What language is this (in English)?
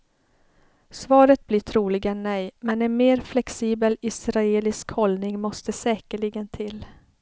Swedish